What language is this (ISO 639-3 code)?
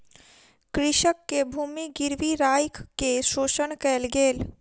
mai